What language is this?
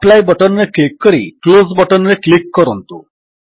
Odia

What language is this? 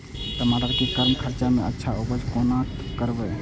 Maithili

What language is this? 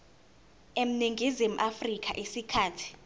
Zulu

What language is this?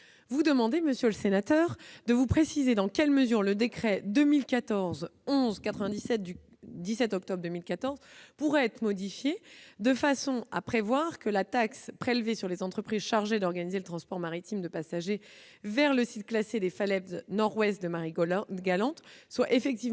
French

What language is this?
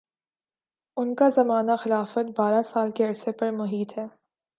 Urdu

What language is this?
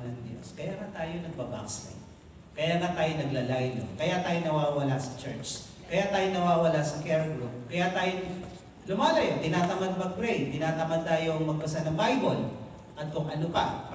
Filipino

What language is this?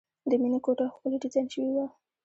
Pashto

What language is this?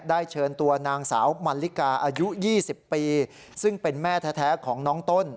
Thai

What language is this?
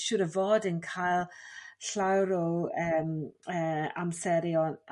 Welsh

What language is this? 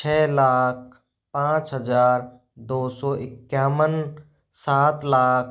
Hindi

